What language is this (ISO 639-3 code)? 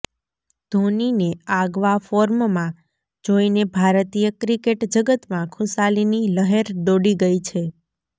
guj